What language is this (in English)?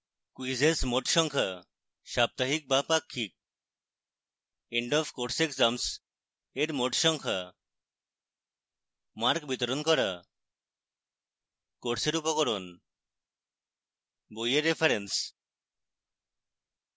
Bangla